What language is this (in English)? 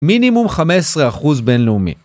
Hebrew